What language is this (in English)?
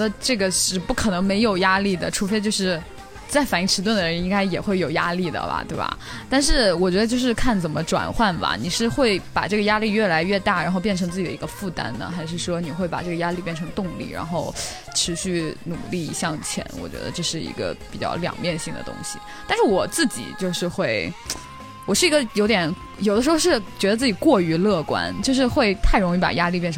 Chinese